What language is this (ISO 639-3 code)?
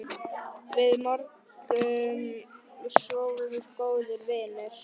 isl